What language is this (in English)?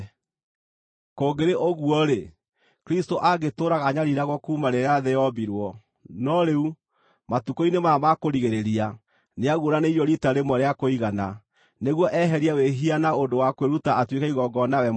Kikuyu